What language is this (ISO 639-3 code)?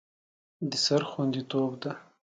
pus